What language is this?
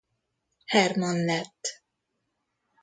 Hungarian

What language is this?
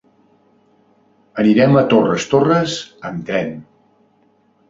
Catalan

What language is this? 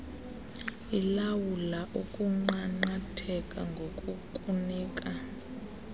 Xhosa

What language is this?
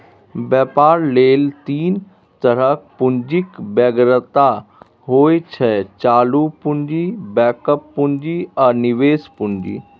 Maithili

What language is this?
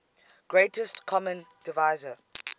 English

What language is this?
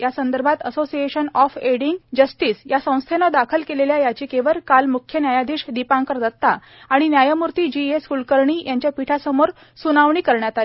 Marathi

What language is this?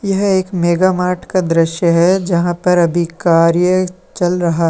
Hindi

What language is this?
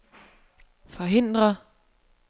Danish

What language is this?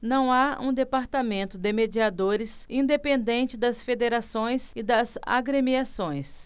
Portuguese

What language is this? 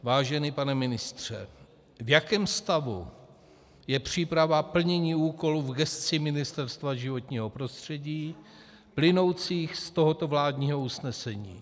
Czech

